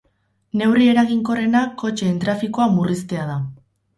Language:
Basque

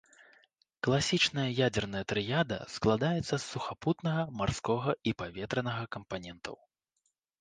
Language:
Belarusian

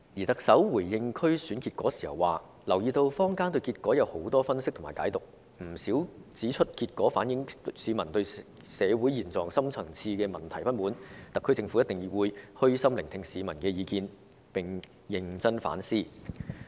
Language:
Cantonese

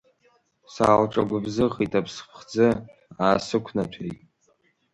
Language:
Abkhazian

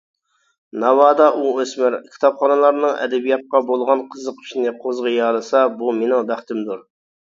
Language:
Uyghur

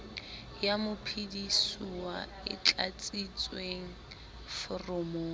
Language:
Southern Sotho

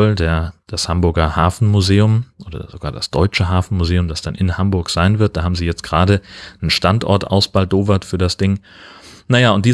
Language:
German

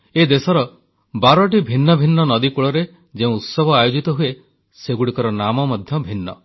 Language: Odia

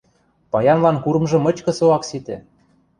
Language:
Western Mari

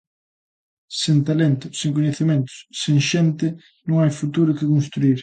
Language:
Galician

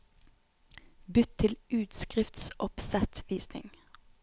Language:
Norwegian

